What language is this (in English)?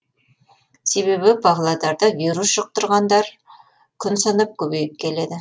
Kazakh